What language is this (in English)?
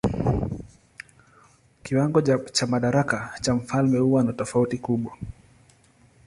Swahili